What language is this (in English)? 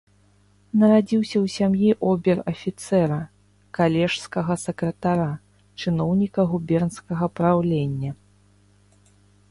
Belarusian